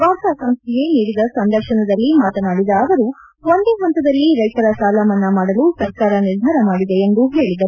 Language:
Kannada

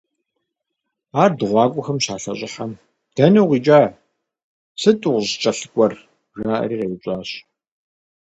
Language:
Kabardian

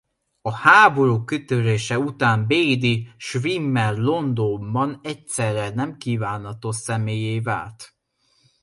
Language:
Hungarian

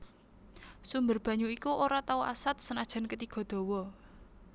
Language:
Javanese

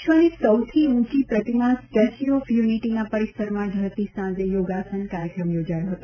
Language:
Gujarati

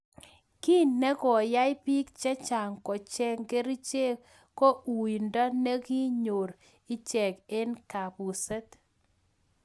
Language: Kalenjin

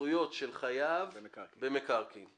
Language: Hebrew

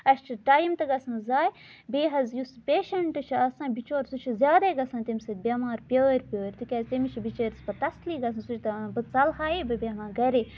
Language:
Kashmiri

